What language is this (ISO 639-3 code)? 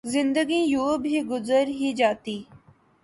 urd